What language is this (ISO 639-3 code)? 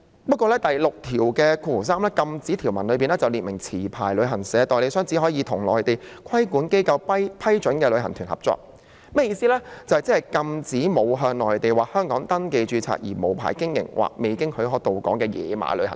yue